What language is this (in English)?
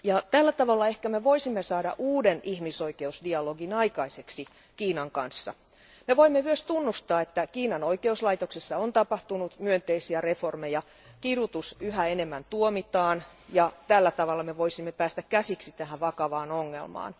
Finnish